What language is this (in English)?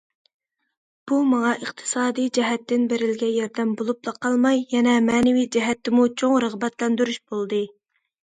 Uyghur